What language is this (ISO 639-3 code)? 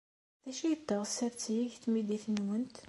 kab